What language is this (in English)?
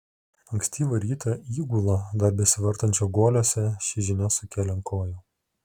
Lithuanian